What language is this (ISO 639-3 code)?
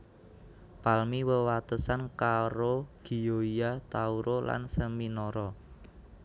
jav